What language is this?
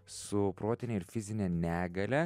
Lithuanian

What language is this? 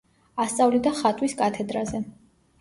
Georgian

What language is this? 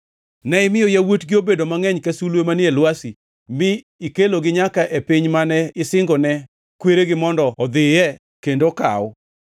Luo (Kenya and Tanzania)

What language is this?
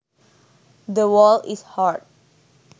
Javanese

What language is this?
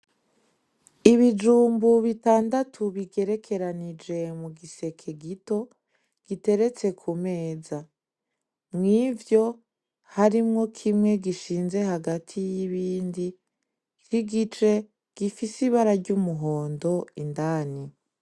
Rundi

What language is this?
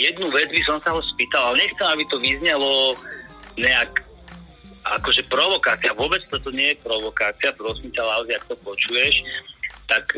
Slovak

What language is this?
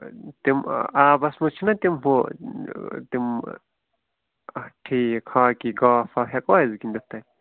Kashmiri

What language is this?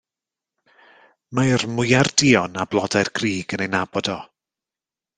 Welsh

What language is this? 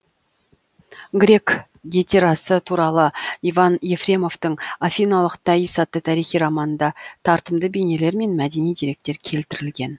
Kazakh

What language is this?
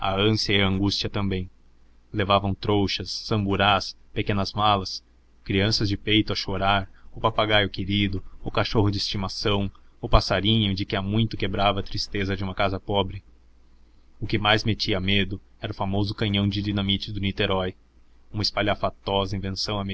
Portuguese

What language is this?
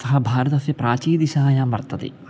Sanskrit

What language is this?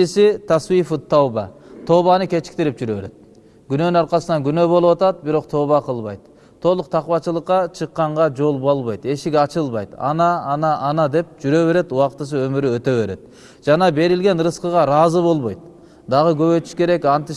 Turkish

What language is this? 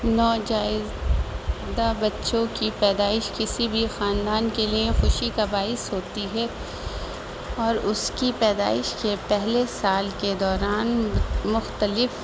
Urdu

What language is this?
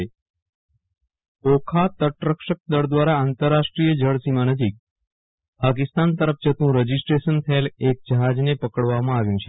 Gujarati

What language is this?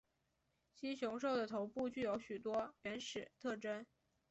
Chinese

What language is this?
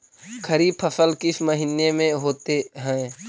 Magahi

